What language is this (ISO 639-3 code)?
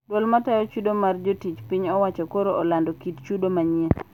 luo